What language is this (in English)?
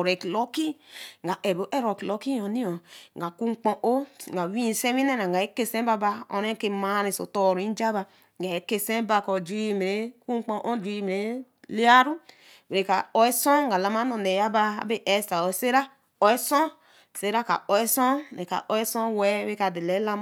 Eleme